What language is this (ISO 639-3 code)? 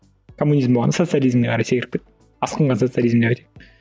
kaz